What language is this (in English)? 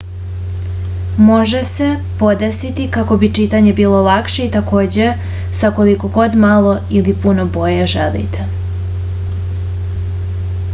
Serbian